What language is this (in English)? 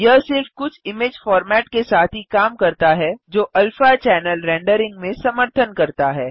Hindi